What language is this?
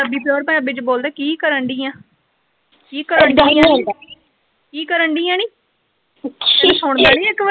Punjabi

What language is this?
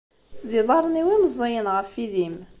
Kabyle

